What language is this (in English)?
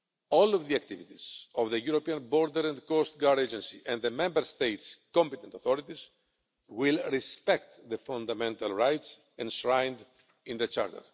English